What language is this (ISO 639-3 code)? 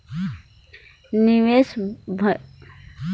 hne